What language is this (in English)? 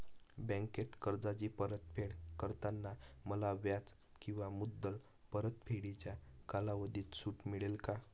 Marathi